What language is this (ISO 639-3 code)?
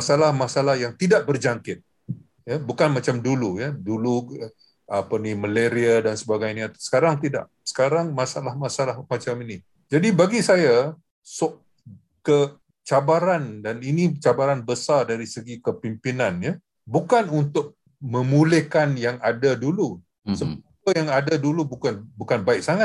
msa